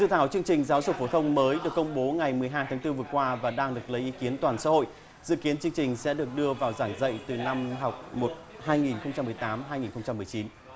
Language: Vietnamese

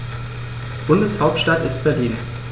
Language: German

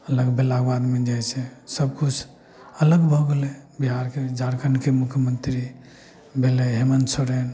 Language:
Maithili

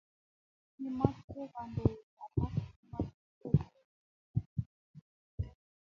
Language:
Kalenjin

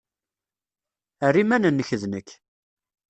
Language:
Kabyle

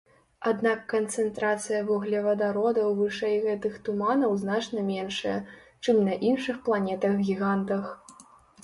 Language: Belarusian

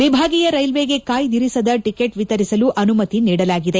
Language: Kannada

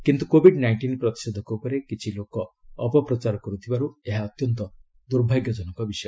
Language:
Odia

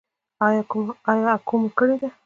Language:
Pashto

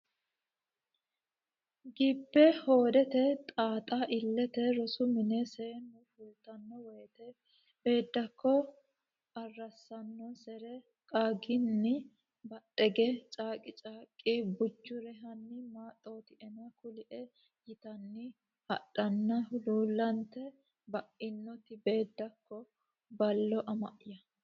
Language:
Sidamo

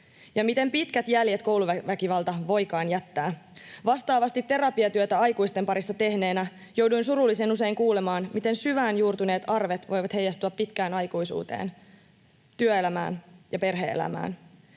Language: Finnish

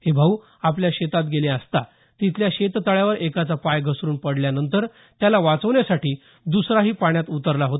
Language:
Marathi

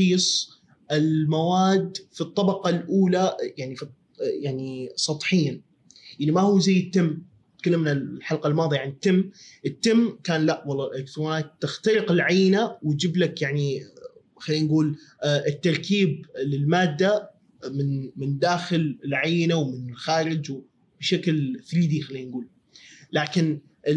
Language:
Arabic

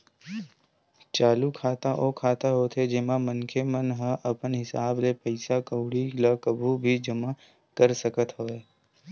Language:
Chhattisgarhi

